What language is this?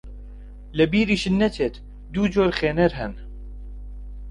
Central Kurdish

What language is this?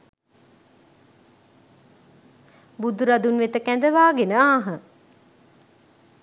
Sinhala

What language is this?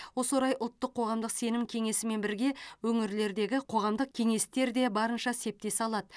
Kazakh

